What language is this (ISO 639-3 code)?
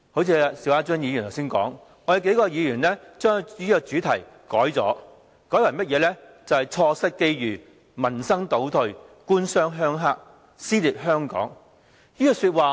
yue